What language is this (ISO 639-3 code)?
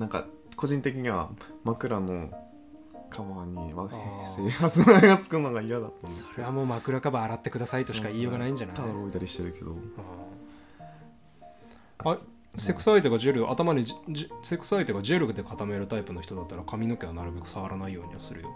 jpn